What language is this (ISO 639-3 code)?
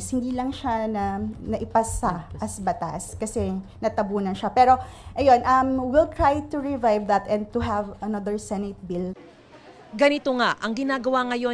fil